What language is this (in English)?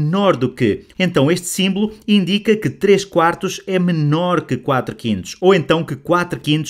Portuguese